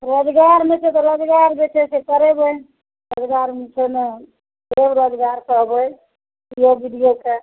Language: Maithili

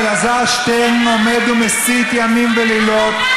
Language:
Hebrew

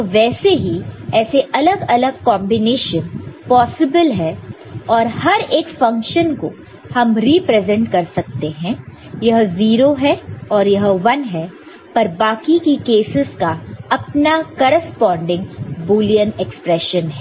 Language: Hindi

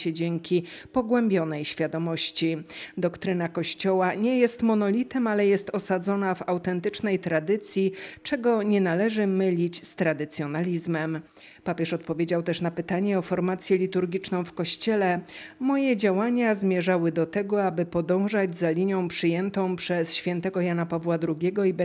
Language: Polish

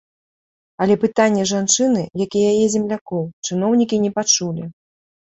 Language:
Belarusian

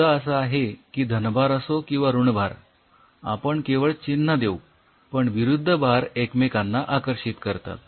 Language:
Marathi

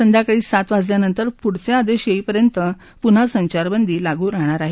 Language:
Marathi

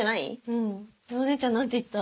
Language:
Japanese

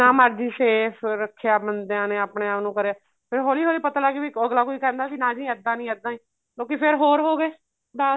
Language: Punjabi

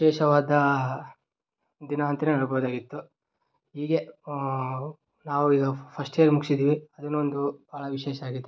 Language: Kannada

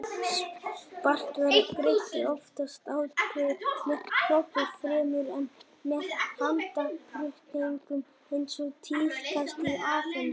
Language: Icelandic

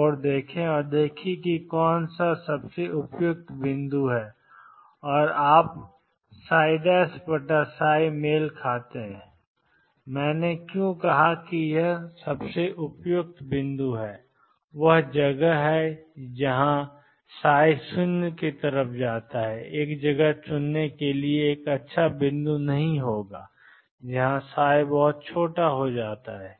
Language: Hindi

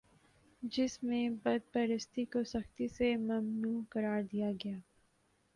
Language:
Urdu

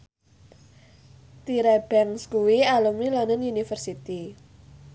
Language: Javanese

